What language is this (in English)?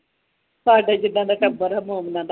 Punjabi